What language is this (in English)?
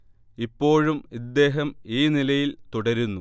Malayalam